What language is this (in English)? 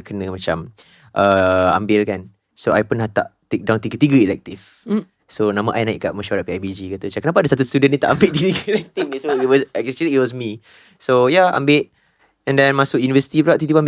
Malay